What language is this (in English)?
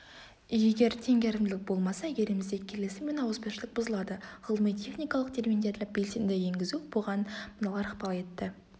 Kazakh